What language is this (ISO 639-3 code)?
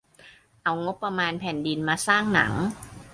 tha